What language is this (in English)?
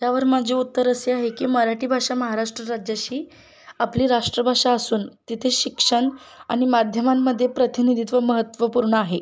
Marathi